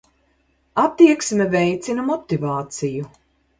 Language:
Latvian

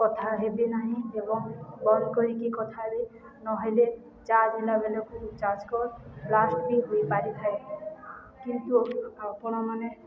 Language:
Odia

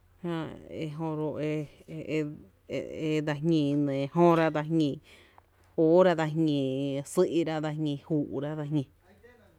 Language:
Tepinapa Chinantec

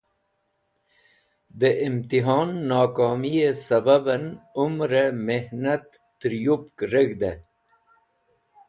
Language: Wakhi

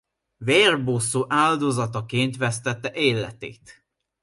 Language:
Hungarian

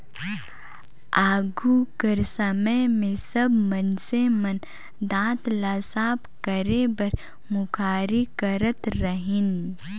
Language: Chhattisgarhi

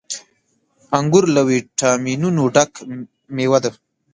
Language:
Pashto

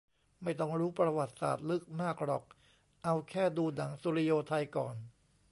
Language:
Thai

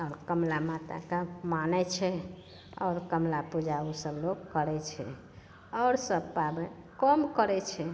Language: Maithili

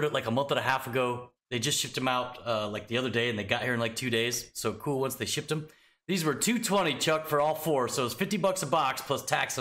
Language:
English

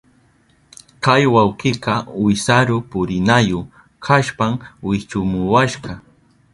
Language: Southern Pastaza Quechua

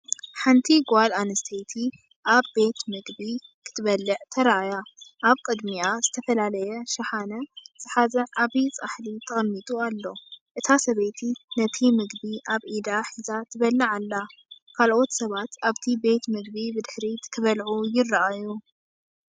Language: Tigrinya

